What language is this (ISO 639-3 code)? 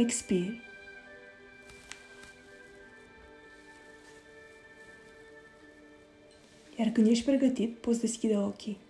ron